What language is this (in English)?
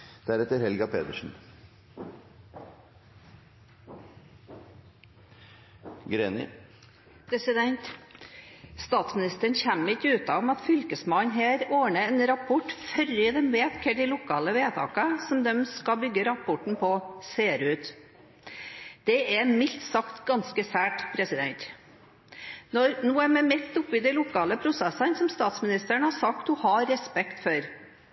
Norwegian Bokmål